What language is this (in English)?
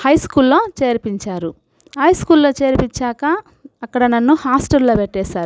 Telugu